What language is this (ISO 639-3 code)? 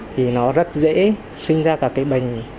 vie